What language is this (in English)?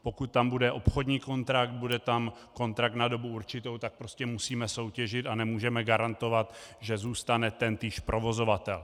Czech